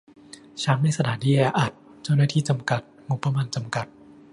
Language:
Thai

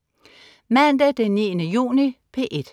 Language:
Danish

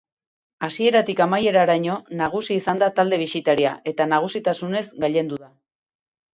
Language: Basque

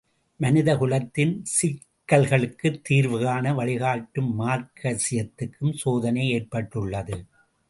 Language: Tamil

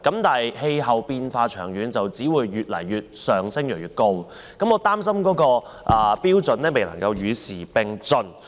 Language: Cantonese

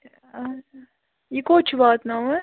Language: Kashmiri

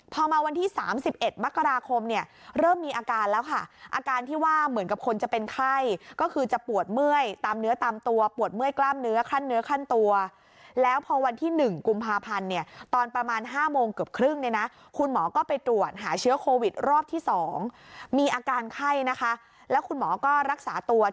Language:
Thai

